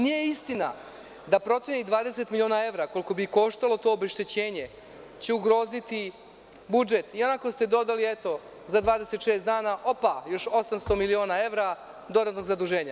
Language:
Serbian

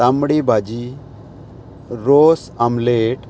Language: Konkani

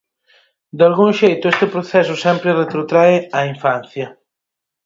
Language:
Galician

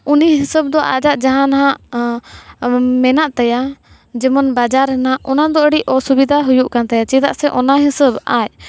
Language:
Santali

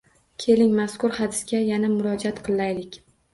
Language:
Uzbek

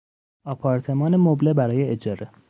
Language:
Persian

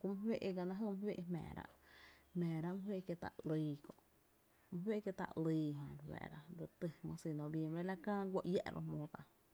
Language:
Tepinapa Chinantec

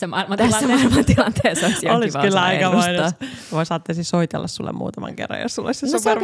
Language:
Finnish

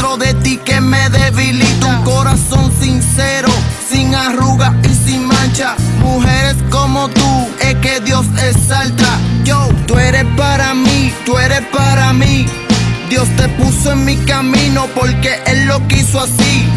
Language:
Spanish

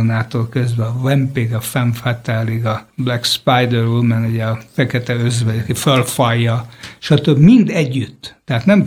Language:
Hungarian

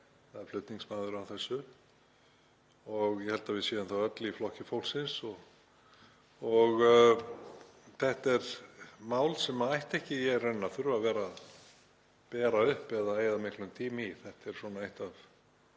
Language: Icelandic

